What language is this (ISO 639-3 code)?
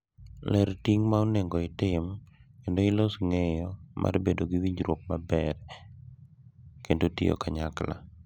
luo